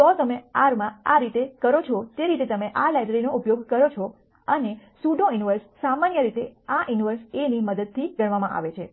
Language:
Gujarati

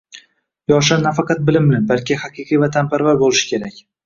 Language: Uzbek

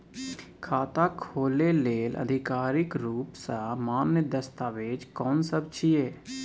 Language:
Maithili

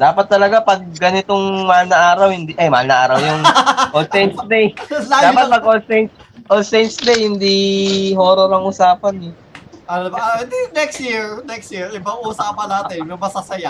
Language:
Filipino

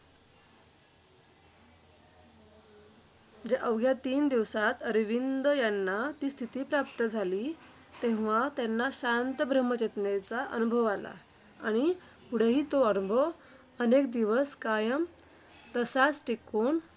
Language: Marathi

